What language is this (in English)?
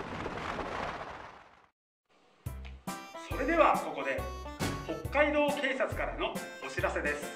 Japanese